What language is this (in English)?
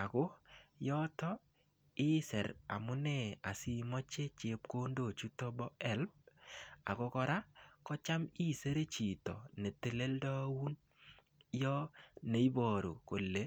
Kalenjin